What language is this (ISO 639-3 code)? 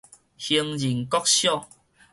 nan